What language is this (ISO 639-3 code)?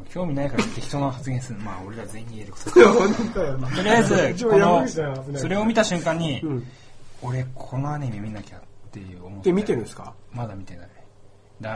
jpn